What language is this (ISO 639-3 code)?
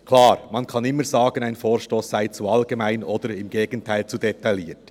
gsw